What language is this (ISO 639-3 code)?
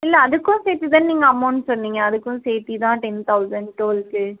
tam